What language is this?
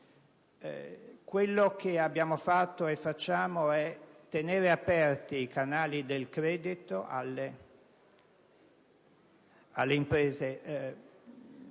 Italian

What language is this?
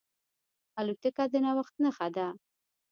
Pashto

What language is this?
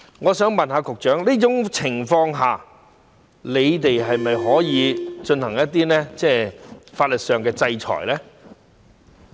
Cantonese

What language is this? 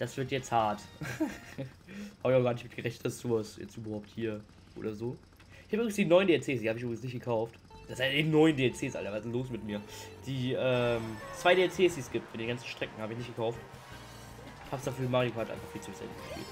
German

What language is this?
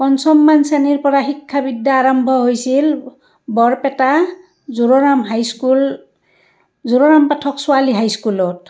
Assamese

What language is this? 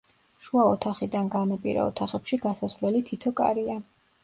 Georgian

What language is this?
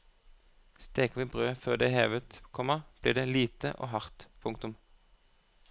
Norwegian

